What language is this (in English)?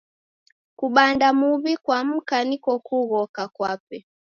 Taita